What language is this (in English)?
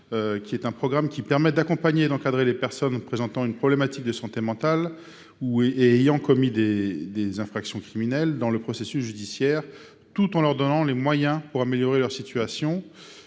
French